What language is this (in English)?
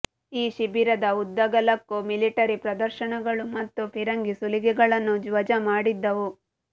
Kannada